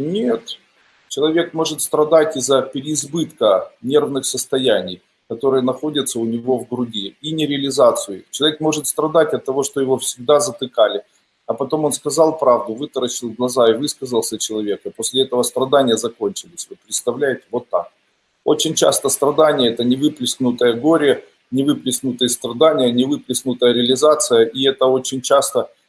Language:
Russian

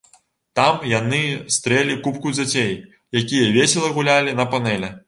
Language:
Belarusian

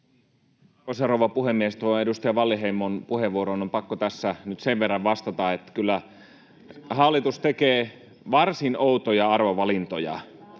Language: Finnish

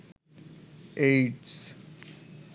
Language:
Bangla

